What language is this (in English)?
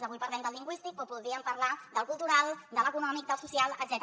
Catalan